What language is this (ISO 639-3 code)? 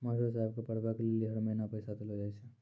mai